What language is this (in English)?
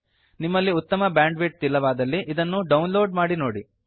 Kannada